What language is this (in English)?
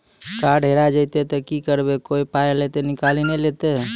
Maithili